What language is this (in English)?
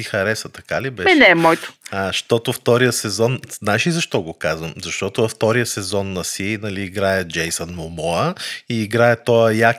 Bulgarian